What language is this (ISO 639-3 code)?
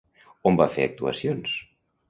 cat